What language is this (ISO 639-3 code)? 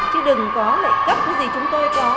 vie